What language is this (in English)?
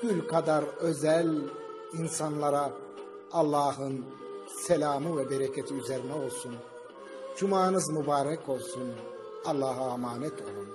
Turkish